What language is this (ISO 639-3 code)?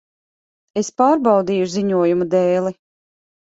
lav